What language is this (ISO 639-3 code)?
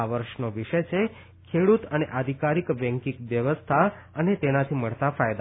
guj